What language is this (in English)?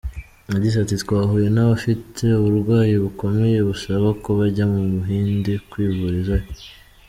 Kinyarwanda